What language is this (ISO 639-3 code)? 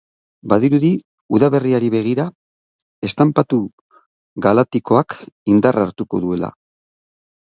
eus